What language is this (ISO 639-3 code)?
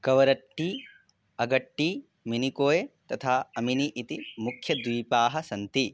san